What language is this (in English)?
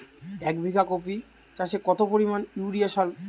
Bangla